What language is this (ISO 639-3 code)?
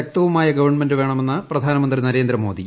mal